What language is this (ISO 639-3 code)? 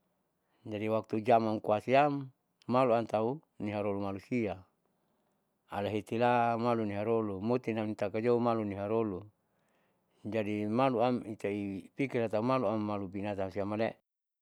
sau